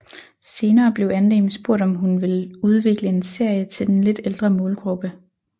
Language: Danish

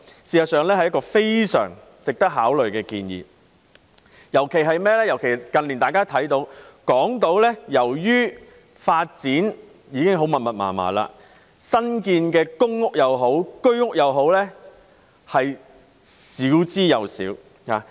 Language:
Cantonese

